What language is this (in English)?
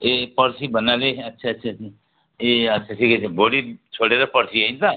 Nepali